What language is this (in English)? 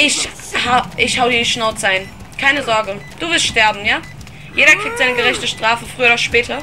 German